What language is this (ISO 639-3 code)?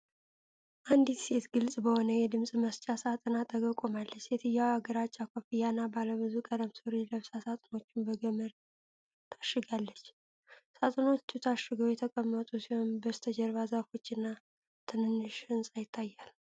amh